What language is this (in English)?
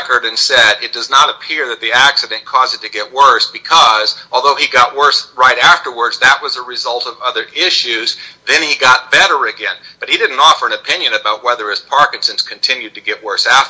English